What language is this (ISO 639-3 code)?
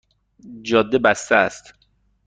fas